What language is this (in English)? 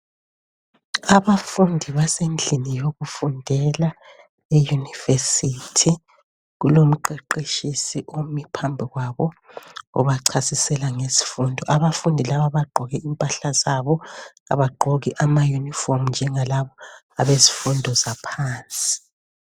North Ndebele